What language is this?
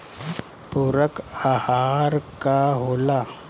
Bhojpuri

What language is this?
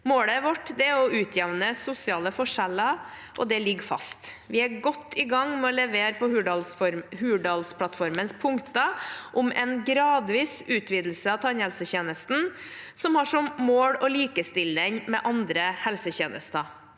Norwegian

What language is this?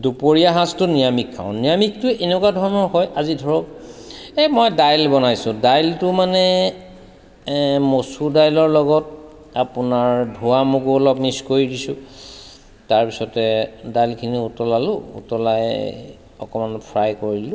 Assamese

